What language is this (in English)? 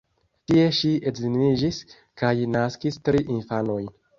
Esperanto